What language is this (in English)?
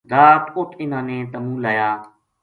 Gujari